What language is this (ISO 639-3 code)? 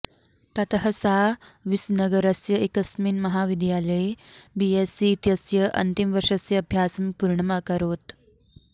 san